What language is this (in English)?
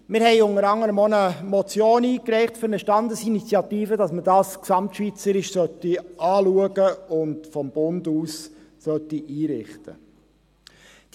Swiss German